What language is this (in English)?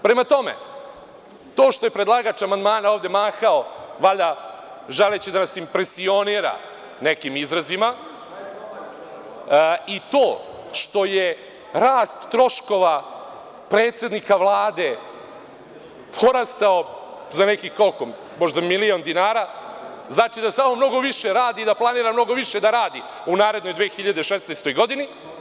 Serbian